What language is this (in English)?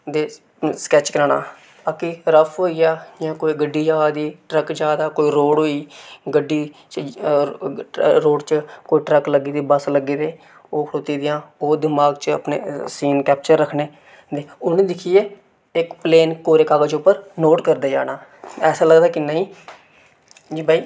Dogri